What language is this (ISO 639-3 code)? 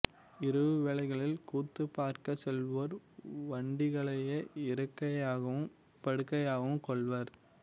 tam